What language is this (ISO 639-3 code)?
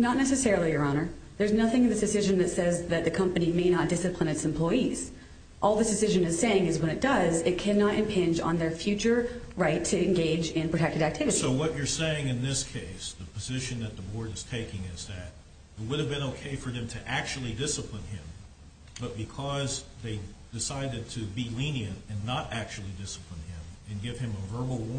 eng